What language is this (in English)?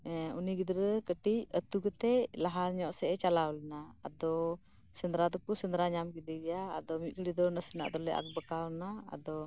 Santali